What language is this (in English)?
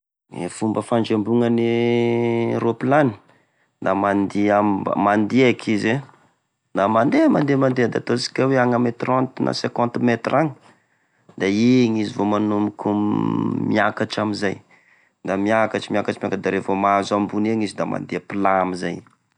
Tesaka Malagasy